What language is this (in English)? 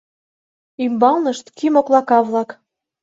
Mari